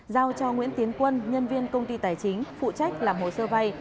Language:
Vietnamese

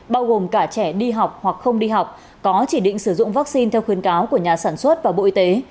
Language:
Vietnamese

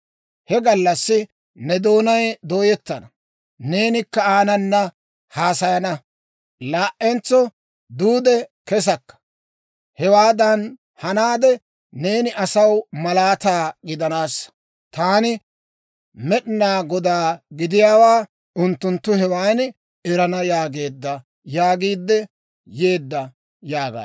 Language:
Dawro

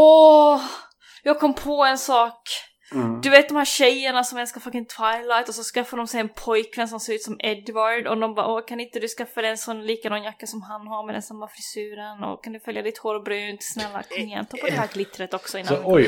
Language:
Swedish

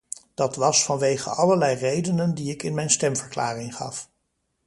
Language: Dutch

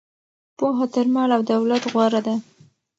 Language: Pashto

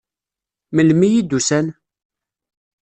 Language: Kabyle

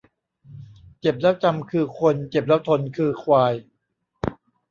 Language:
Thai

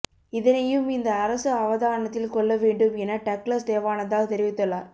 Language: Tamil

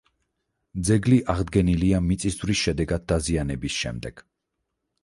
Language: Georgian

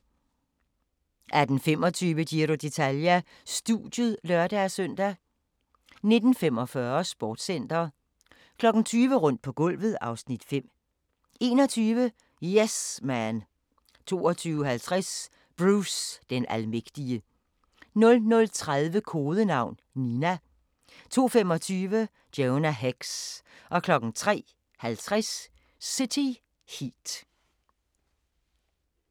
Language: Danish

